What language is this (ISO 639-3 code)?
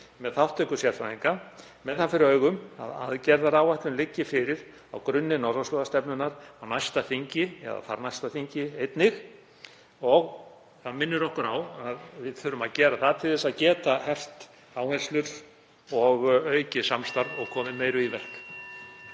isl